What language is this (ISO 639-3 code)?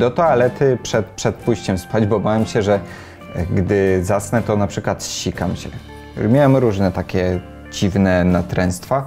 pol